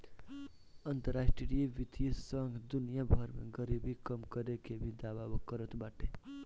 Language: Bhojpuri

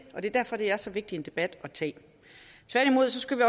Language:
Danish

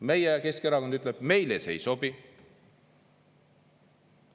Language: Estonian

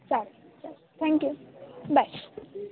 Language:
Marathi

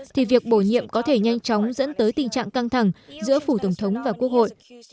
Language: Vietnamese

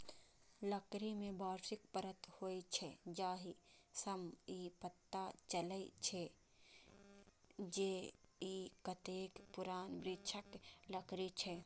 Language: Maithili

